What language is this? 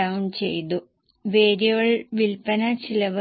Malayalam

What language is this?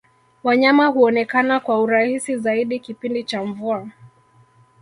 Swahili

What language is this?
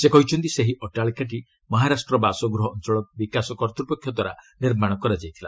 Odia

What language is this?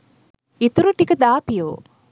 Sinhala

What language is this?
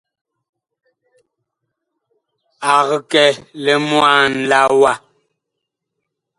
Bakoko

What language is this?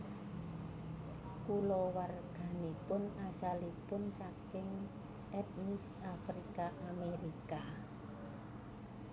Javanese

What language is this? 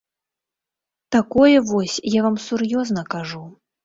Belarusian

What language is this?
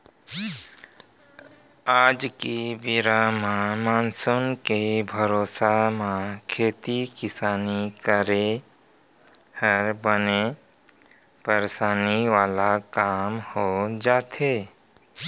Chhattisgarhi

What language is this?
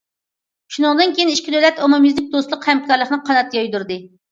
Uyghur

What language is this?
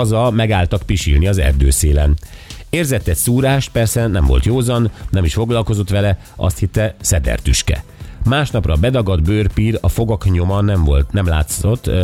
Hungarian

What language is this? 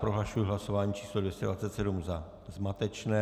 Czech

